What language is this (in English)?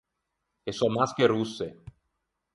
Ligurian